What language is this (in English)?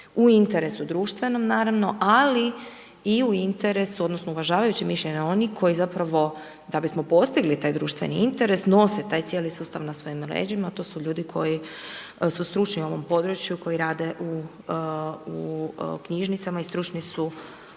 Croatian